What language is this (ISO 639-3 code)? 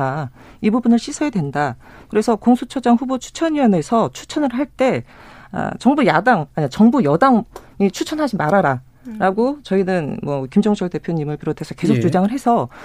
kor